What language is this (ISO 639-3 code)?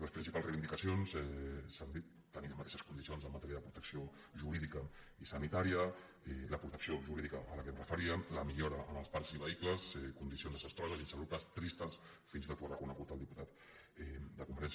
cat